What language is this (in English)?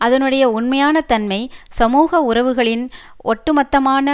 Tamil